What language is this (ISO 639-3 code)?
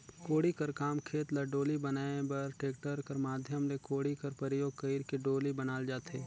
hne